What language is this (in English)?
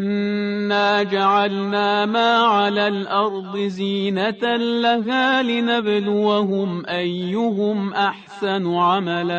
Persian